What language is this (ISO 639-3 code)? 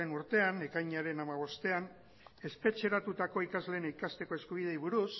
eus